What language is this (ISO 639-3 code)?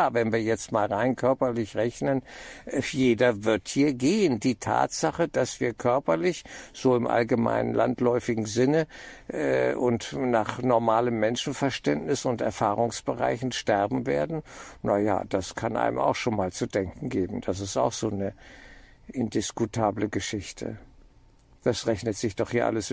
deu